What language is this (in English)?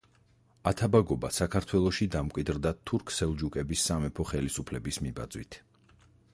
Georgian